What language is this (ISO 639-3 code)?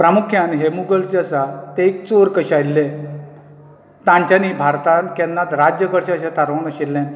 kok